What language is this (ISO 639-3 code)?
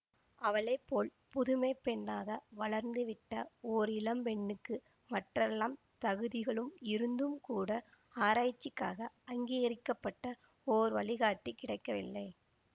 tam